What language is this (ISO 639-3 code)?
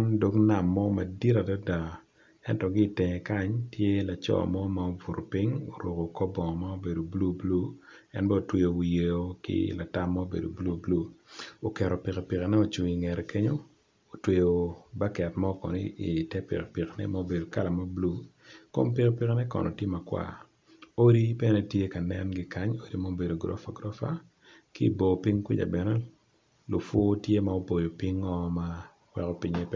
ach